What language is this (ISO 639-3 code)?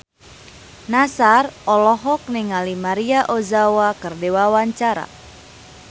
sun